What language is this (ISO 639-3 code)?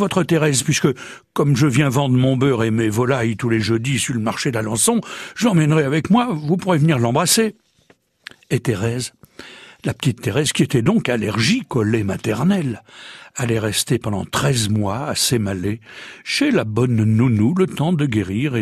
fra